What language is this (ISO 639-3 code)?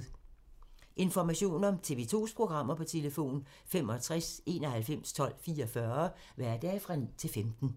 dan